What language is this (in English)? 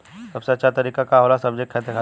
Bhojpuri